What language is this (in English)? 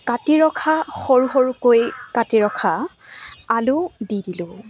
Assamese